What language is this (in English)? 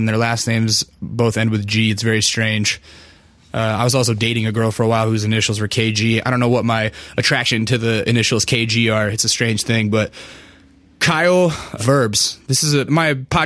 English